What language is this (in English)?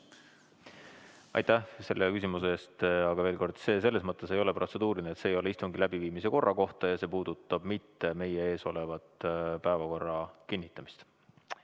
Estonian